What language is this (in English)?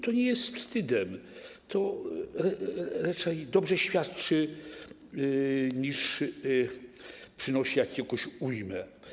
Polish